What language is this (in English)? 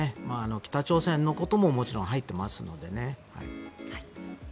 Japanese